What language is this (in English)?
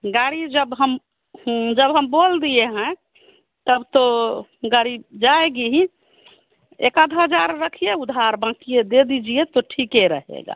Hindi